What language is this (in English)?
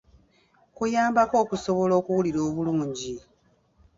Ganda